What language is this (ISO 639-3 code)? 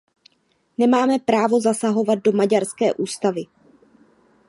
ces